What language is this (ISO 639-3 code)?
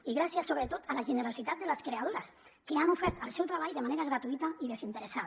cat